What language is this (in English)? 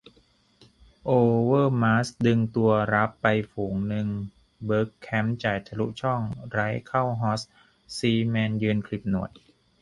Thai